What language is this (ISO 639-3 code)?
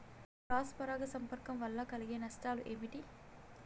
tel